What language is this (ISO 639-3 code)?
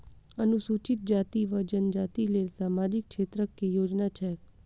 mai